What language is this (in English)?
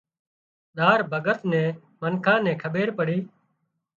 Wadiyara Koli